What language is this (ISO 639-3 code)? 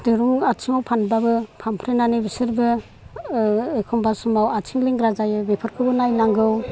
brx